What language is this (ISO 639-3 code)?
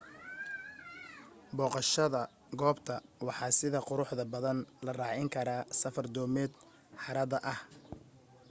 som